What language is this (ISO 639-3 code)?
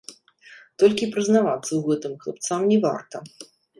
bel